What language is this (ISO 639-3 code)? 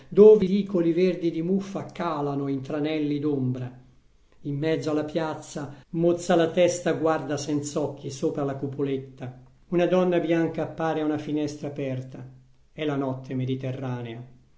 ita